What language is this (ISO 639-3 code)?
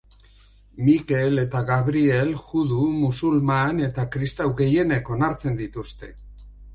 eus